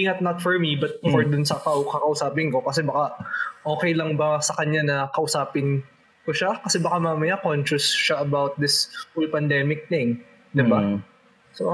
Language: Filipino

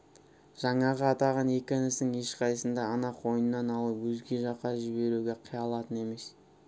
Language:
Kazakh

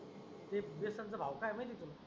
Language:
Marathi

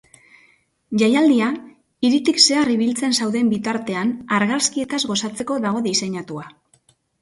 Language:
Basque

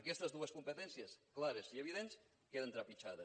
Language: Catalan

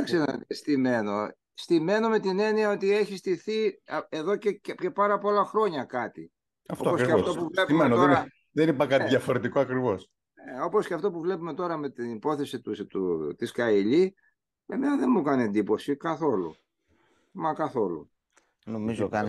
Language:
Greek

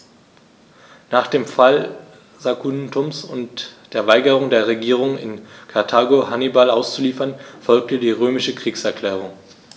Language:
German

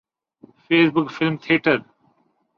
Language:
Urdu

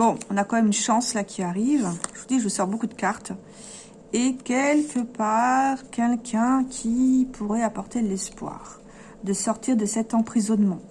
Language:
French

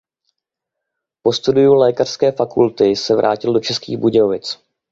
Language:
Czech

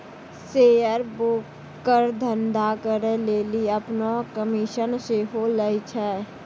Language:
Maithili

